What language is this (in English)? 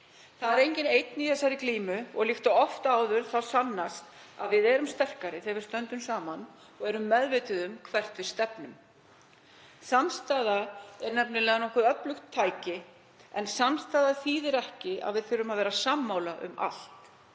Icelandic